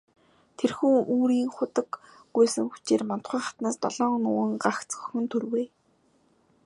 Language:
Mongolian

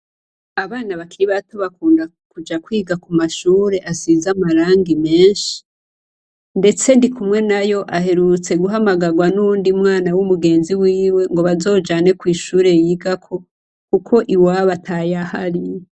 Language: Rundi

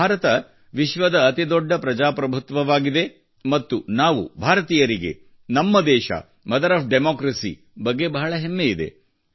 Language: Kannada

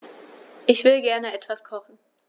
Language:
German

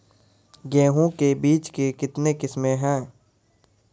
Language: Maithili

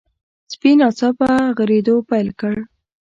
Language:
Pashto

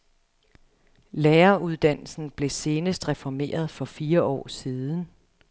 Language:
Danish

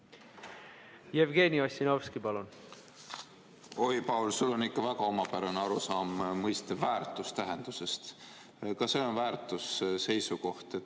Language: Estonian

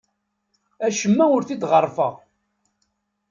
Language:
Kabyle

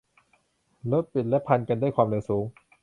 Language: Thai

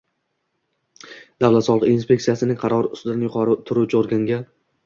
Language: Uzbek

